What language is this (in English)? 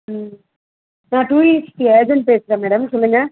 Tamil